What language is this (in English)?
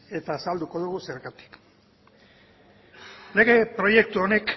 Basque